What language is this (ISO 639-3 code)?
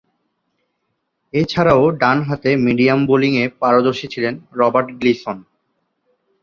ben